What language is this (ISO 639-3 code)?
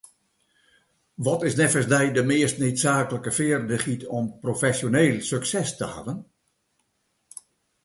fry